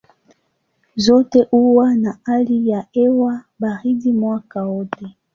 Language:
Swahili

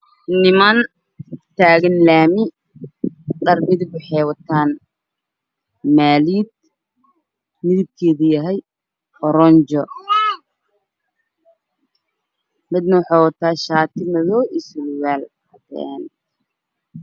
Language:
Somali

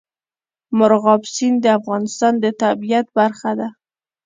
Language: Pashto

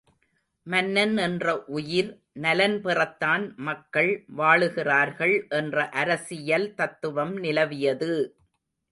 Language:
Tamil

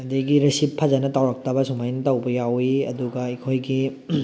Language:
Manipuri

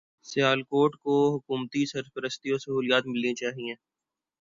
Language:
Urdu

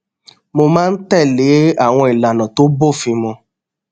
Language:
Yoruba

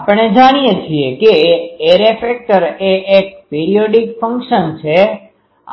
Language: Gujarati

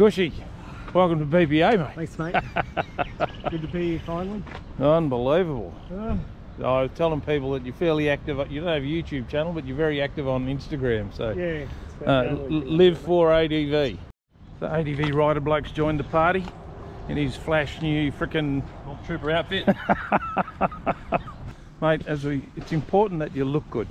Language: English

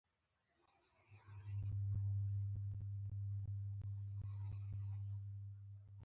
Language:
Pashto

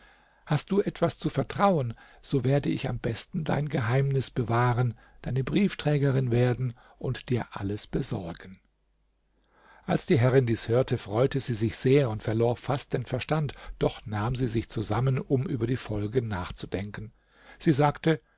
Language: German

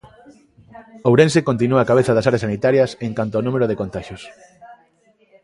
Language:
Galician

